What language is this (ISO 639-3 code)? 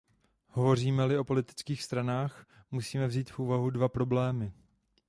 ces